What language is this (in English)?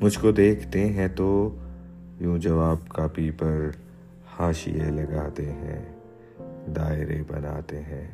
Urdu